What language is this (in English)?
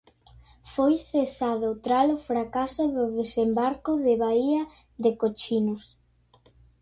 Galician